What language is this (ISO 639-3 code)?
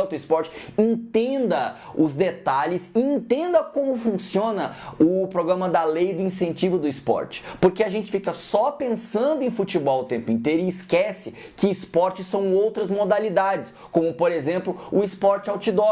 por